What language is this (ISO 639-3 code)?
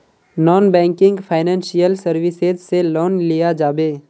mag